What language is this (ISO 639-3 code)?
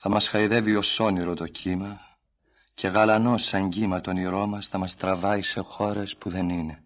ell